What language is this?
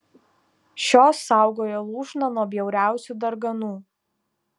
Lithuanian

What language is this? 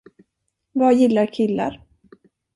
Swedish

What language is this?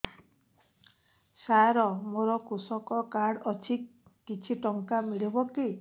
Odia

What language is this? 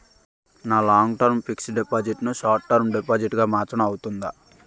Telugu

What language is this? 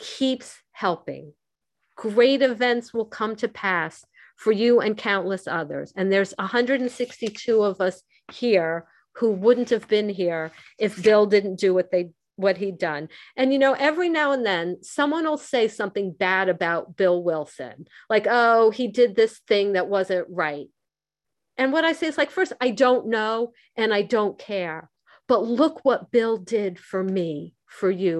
English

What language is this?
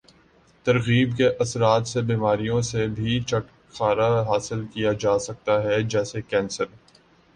Urdu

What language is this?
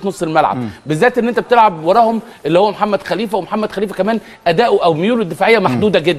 Arabic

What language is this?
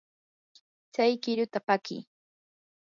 Yanahuanca Pasco Quechua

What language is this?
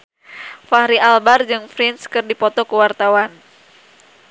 Sundanese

